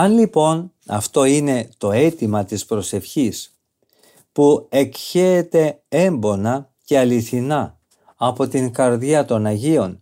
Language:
Greek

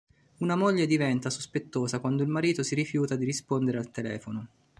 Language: Italian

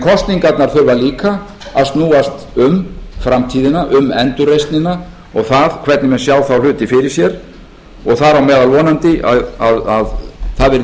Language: Icelandic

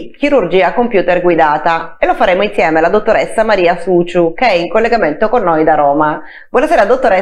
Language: Italian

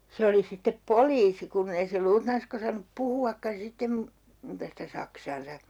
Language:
Finnish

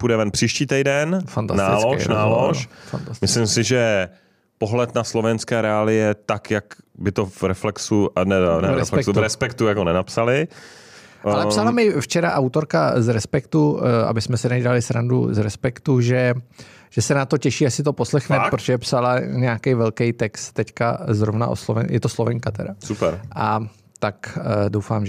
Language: Czech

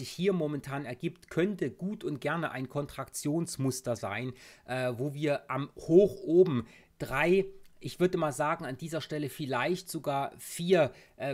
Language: German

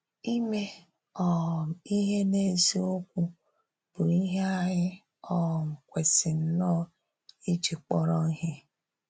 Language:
Igbo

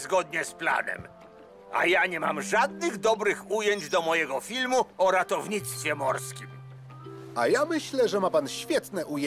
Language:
Polish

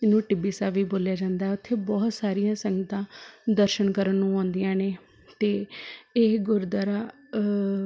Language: Punjabi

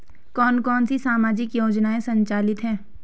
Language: Hindi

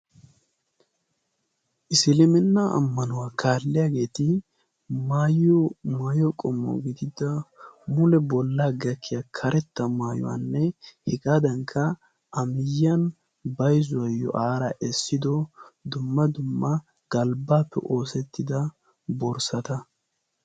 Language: Wolaytta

